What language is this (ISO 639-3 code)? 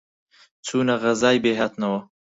ckb